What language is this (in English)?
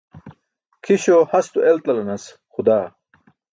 Burushaski